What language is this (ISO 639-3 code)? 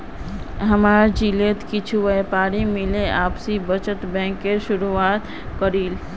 mag